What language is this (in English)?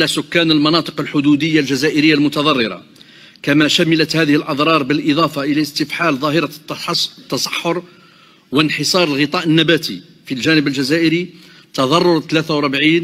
Arabic